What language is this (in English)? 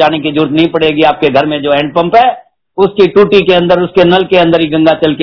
Hindi